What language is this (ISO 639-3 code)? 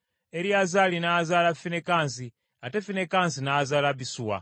lug